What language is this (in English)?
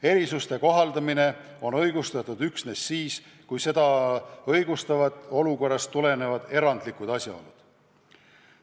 Estonian